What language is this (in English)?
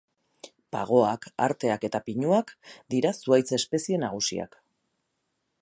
Basque